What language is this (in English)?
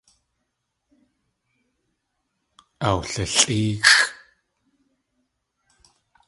Tlingit